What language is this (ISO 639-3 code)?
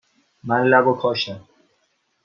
fas